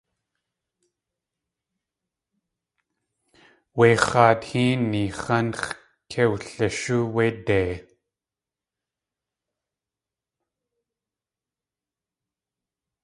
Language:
Tlingit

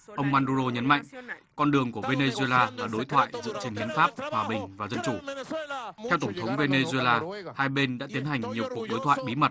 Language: Vietnamese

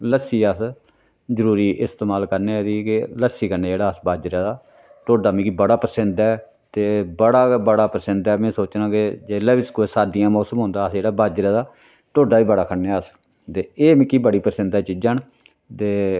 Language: Dogri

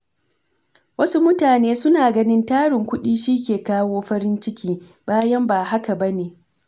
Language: Hausa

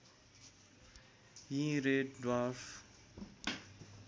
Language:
Nepali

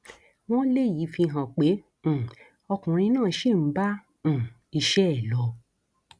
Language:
Yoruba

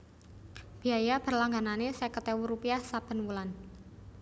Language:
Javanese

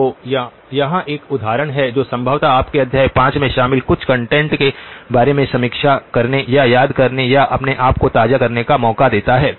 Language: Hindi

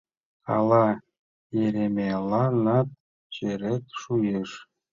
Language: Mari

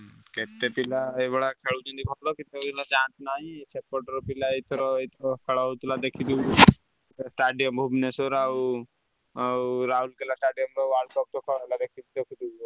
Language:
Odia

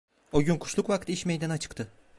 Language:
Turkish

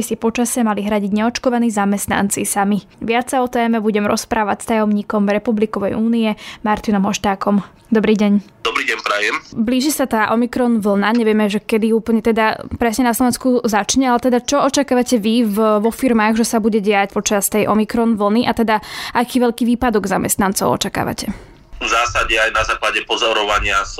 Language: Slovak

